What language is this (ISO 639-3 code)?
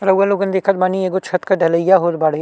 bho